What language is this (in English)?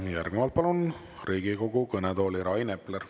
Estonian